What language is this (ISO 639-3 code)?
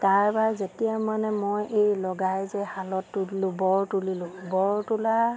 asm